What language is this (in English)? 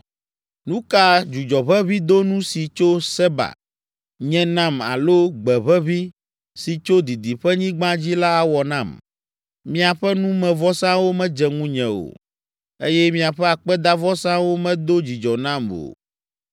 Ewe